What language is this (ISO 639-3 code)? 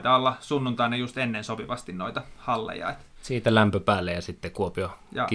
fin